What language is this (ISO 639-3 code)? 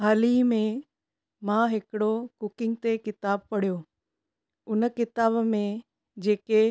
snd